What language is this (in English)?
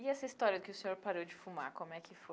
Portuguese